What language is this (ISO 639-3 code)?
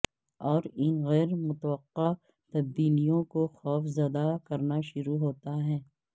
urd